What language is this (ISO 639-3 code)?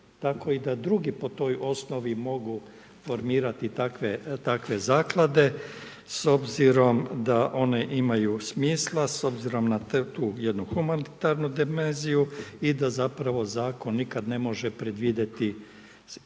hrv